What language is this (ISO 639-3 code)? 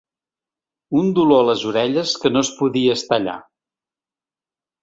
cat